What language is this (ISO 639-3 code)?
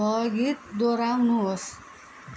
nep